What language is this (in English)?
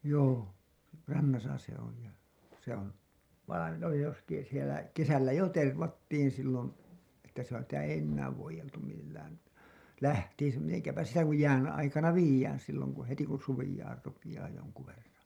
Finnish